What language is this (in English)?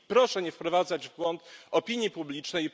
Polish